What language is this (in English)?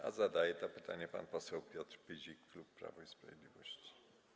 Polish